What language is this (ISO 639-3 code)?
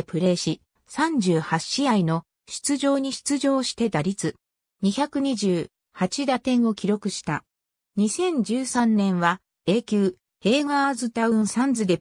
jpn